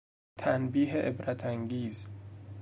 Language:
Persian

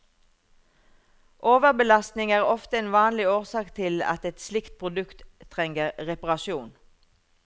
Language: Norwegian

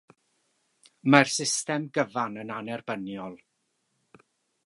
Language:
Welsh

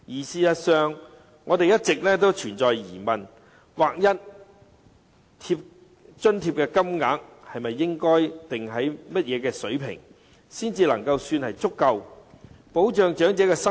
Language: Cantonese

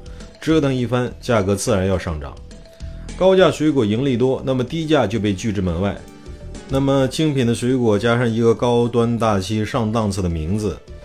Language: Chinese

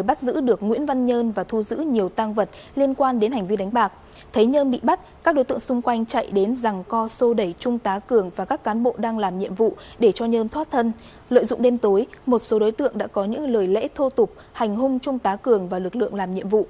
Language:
Vietnamese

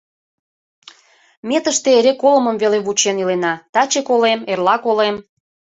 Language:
Mari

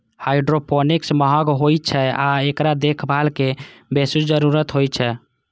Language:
Maithili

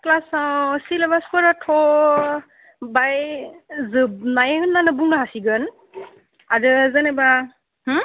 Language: Bodo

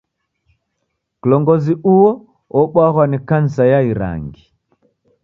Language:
Taita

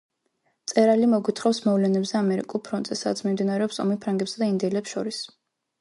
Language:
Georgian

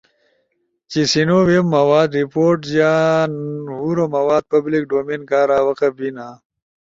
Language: Ushojo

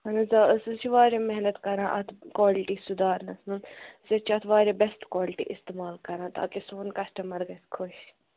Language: Kashmiri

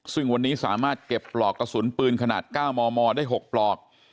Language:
Thai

